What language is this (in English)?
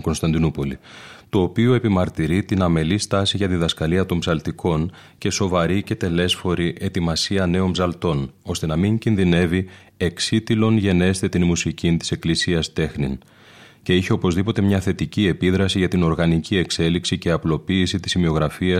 Greek